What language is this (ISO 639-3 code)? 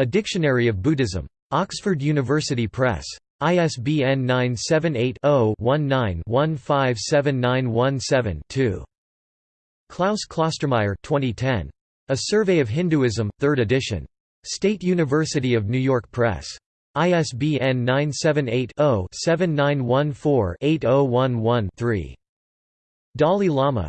eng